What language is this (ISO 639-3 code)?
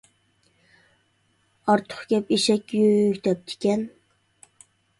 uig